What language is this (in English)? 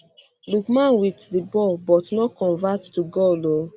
Nigerian Pidgin